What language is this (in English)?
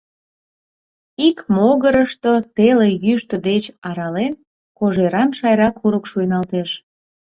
Mari